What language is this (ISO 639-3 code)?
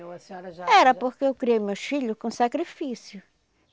por